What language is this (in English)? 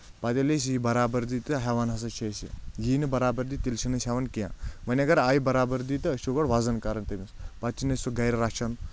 Kashmiri